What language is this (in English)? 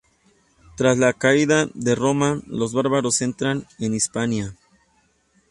Spanish